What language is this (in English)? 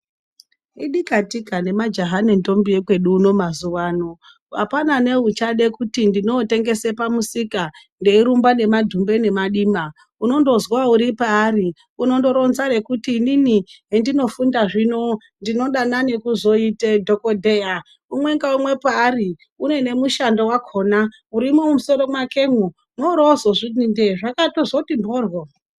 Ndau